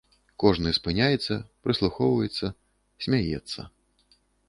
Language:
Belarusian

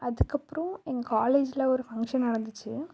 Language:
Tamil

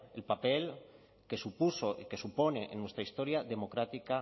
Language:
Spanish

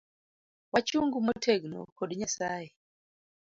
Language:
Luo (Kenya and Tanzania)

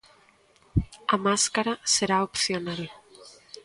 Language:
Galician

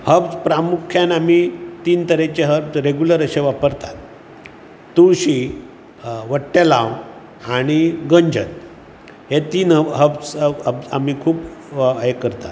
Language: Konkani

